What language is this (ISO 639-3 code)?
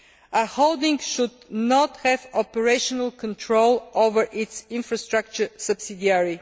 eng